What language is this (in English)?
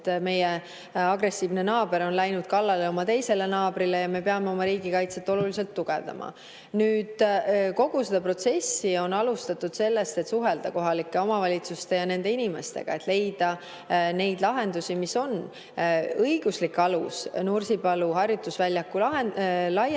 Estonian